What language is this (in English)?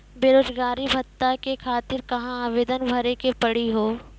Maithili